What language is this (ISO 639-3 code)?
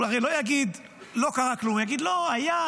heb